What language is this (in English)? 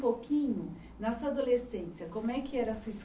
Portuguese